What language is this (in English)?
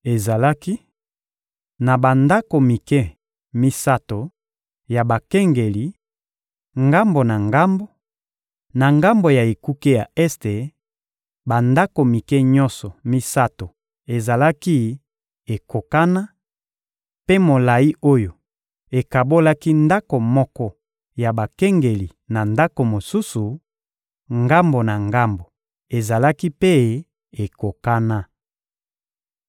Lingala